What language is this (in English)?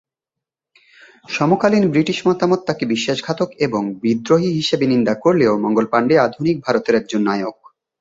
Bangla